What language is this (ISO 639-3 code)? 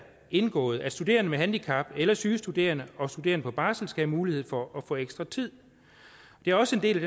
dan